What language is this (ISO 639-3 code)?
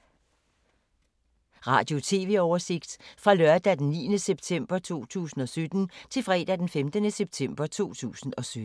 dan